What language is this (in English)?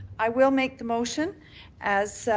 English